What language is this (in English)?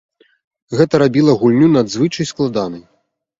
Belarusian